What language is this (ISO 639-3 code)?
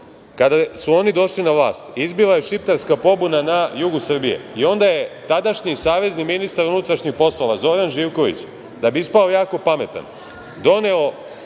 srp